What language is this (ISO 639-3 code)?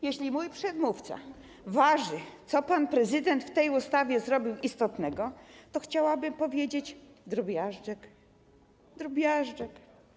pol